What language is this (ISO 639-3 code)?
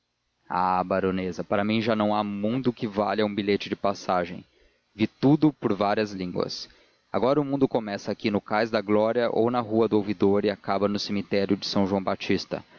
por